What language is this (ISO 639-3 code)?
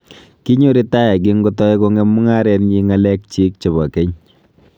kln